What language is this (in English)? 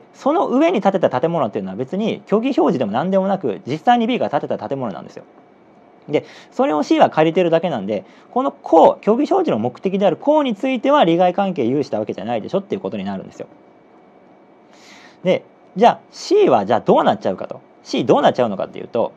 Japanese